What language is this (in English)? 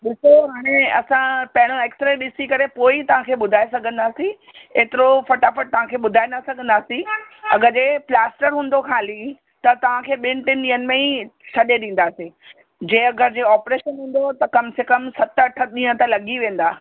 Sindhi